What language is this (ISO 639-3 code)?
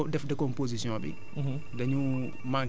wol